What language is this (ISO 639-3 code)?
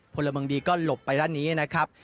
tha